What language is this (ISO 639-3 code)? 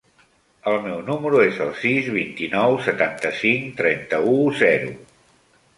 cat